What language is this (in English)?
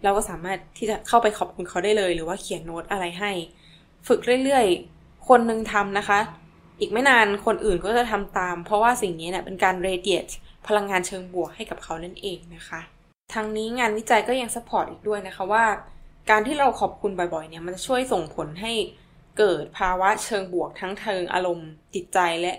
Thai